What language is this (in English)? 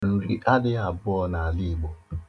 Igbo